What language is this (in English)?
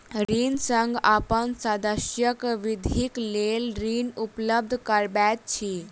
Maithili